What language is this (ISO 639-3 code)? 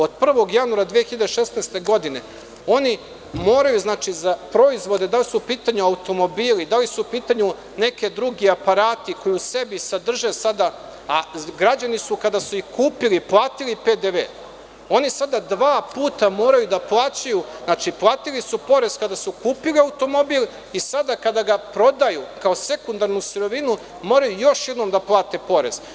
srp